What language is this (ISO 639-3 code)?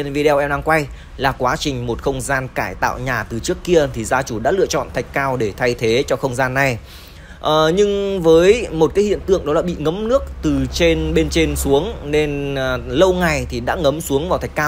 vie